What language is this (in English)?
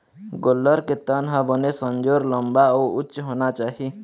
Chhattisgarhi